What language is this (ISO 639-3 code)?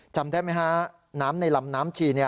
tha